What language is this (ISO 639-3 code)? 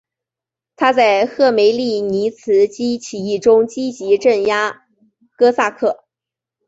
zho